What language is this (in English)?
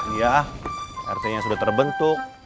Indonesian